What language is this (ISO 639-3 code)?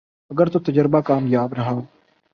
urd